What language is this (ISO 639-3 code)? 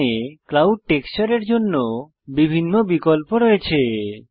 ben